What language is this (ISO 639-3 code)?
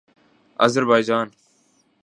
urd